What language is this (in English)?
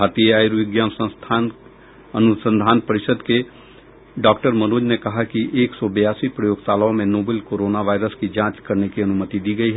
Hindi